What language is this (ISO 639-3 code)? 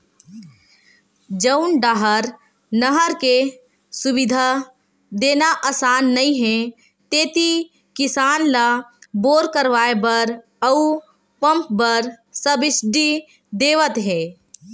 hne